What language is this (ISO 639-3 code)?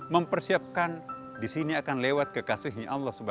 ind